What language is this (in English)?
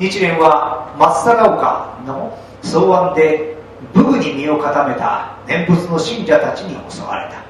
Japanese